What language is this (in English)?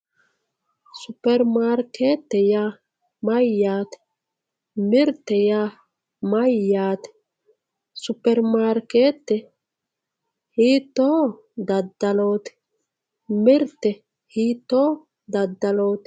Sidamo